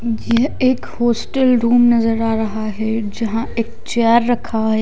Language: Hindi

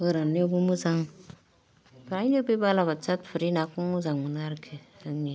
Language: Bodo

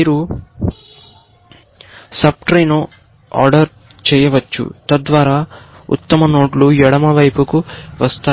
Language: Telugu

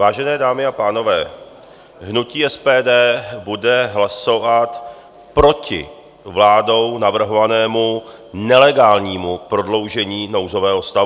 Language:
Czech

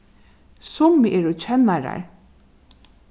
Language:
Faroese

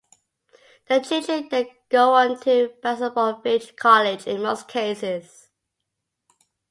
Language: English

